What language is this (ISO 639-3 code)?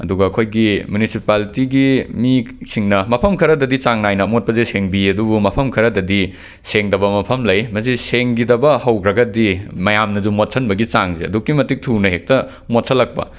mni